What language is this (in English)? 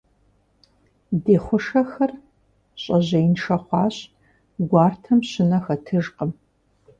Kabardian